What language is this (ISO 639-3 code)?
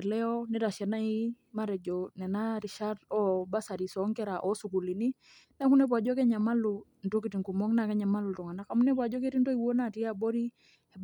mas